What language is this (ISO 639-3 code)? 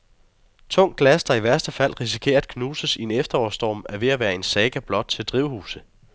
dan